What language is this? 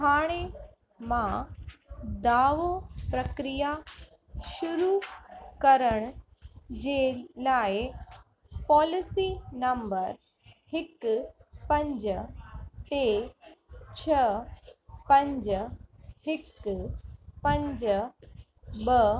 Sindhi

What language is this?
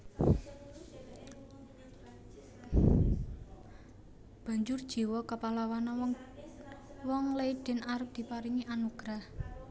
Javanese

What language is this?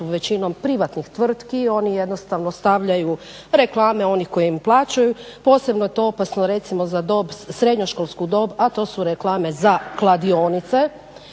Croatian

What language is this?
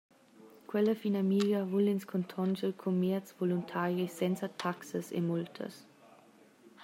Romansh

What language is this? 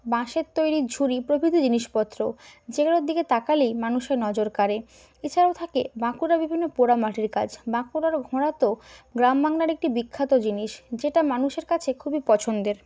Bangla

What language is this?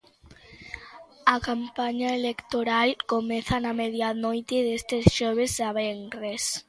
Galician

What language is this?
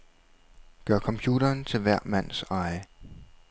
Danish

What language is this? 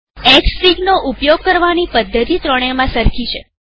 Gujarati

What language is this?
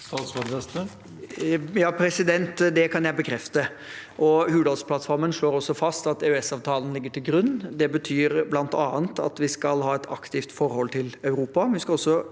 Norwegian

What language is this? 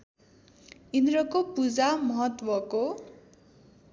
Nepali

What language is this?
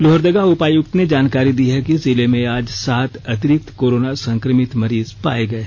Hindi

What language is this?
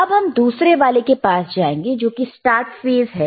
Hindi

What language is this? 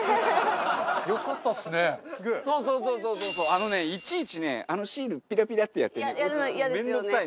Japanese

